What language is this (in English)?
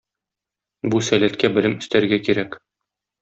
Tatar